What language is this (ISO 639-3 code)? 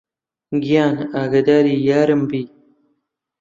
ckb